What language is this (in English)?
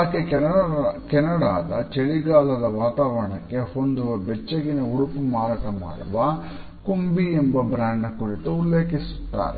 Kannada